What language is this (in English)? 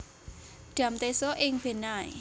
Javanese